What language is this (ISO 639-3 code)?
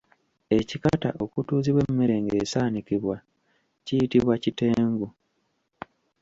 lug